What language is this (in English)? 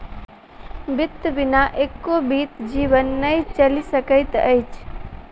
Maithili